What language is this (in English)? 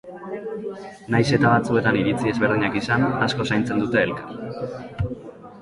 Basque